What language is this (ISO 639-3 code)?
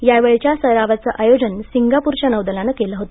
mar